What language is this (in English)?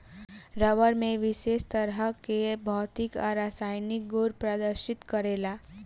Bhojpuri